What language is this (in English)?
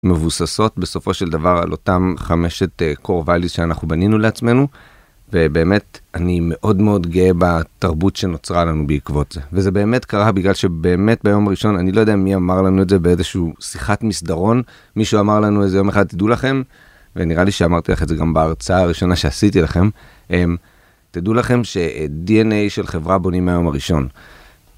Hebrew